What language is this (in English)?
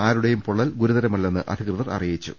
Malayalam